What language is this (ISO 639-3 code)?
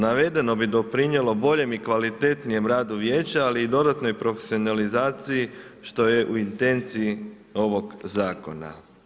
hrv